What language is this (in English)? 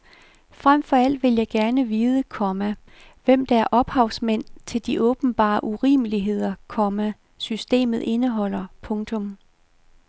Danish